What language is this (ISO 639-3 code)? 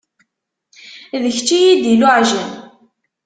kab